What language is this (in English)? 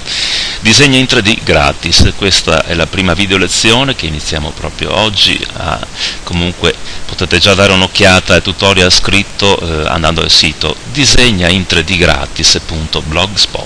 Italian